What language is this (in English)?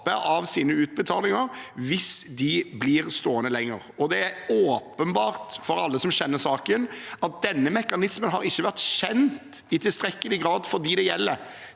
Norwegian